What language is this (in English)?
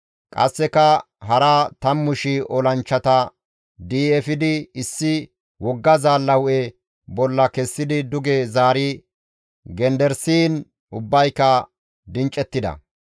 Gamo